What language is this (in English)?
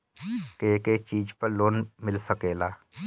Bhojpuri